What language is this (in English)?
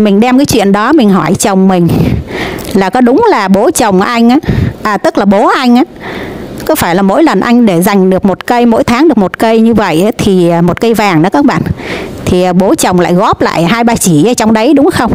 Vietnamese